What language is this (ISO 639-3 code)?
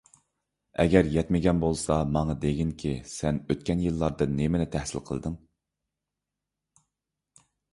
uig